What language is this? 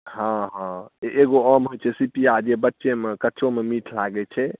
Maithili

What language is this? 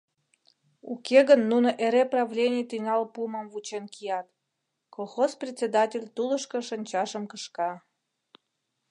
Mari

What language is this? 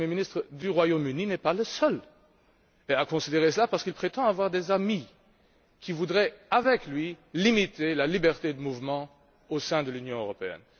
French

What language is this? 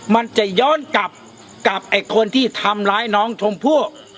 Thai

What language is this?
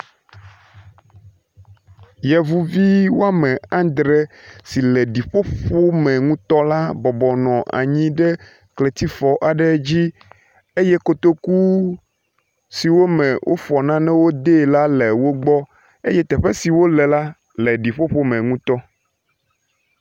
Ewe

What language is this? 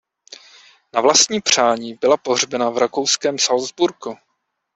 Czech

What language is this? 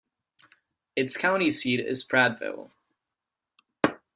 English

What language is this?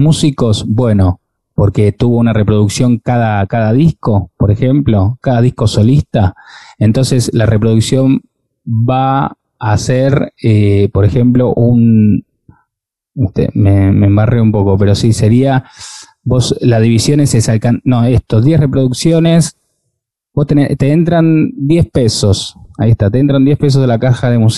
Spanish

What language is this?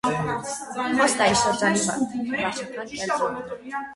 Armenian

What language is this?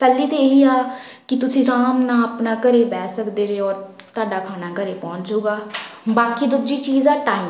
Punjabi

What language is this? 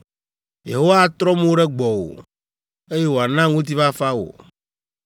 Ewe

